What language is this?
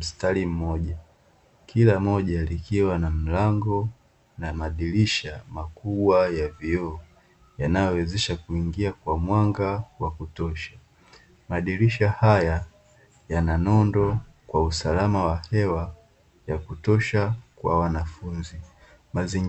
Swahili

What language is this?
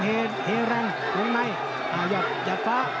Thai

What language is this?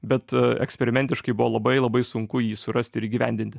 Lithuanian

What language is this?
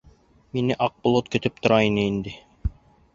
Bashkir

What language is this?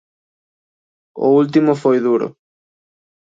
Galician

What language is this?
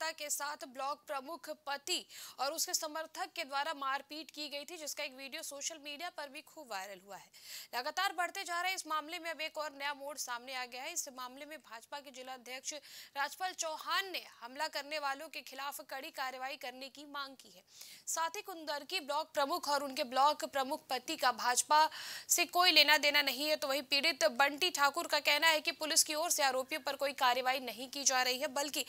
Hindi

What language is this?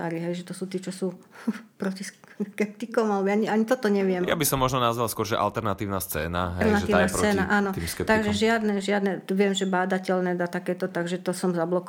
Slovak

